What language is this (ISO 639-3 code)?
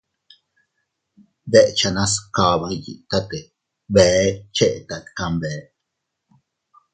cut